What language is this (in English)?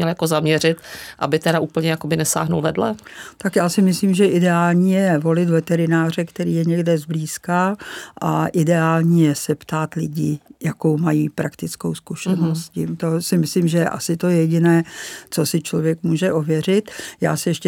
Czech